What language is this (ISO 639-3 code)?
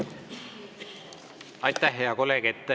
est